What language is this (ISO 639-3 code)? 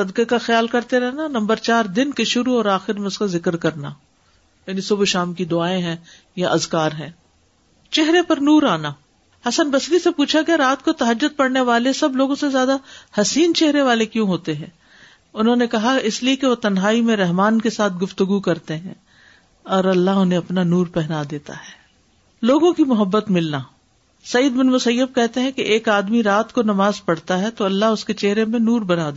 urd